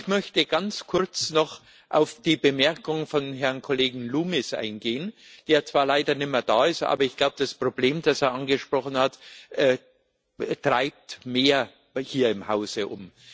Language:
German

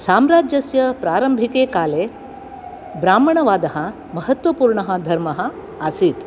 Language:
Sanskrit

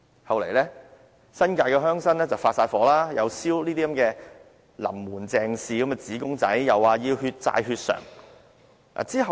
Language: Cantonese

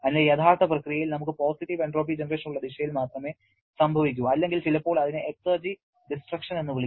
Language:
Malayalam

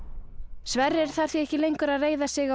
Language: Icelandic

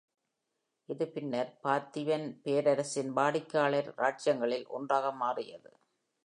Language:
Tamil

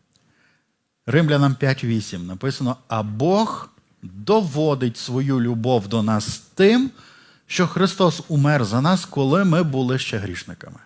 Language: Ukrainian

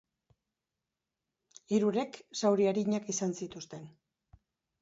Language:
Basque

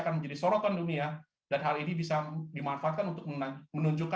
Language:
Indonesian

